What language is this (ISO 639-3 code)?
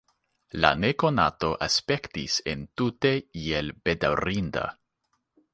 epo